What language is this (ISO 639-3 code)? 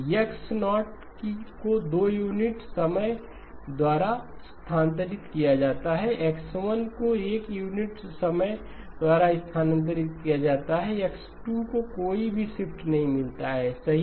hin